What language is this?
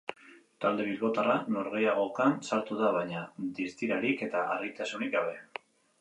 Basque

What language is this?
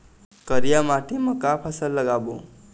Chhattisgarhi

